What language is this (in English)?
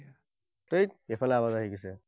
Assamese